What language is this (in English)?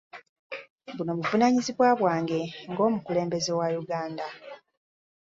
Ganda